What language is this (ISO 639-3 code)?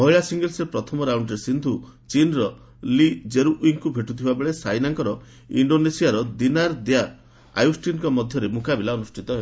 ori